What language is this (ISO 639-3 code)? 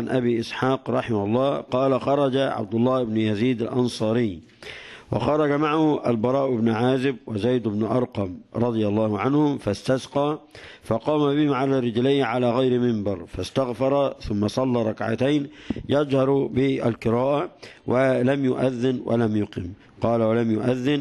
ara